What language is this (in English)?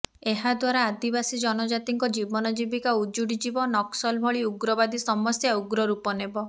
Odia